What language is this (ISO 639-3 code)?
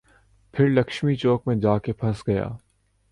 urd